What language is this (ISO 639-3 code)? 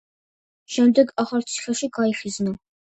kat